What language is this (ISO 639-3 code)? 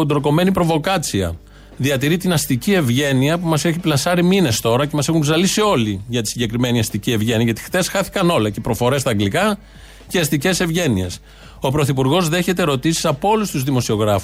ell